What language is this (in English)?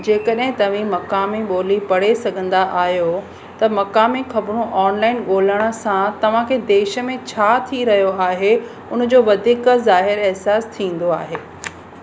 Sindhi